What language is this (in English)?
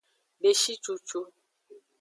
Aja (Benin)